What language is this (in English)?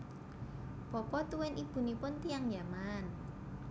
Javanese